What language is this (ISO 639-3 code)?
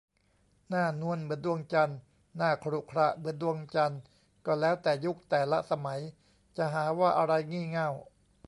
tha